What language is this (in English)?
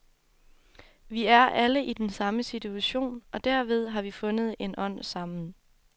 Danish